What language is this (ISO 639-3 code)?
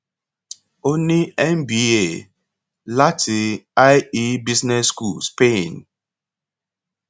yor